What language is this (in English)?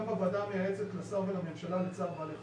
Hebrew